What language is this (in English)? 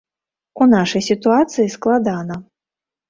Belarusian